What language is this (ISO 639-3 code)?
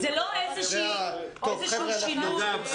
heb